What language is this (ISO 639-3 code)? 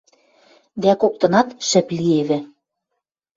mrj